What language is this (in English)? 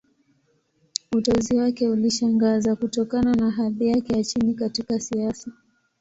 Swahili